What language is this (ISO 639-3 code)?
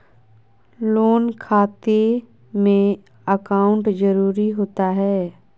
mag